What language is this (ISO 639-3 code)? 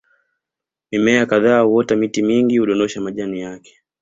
swa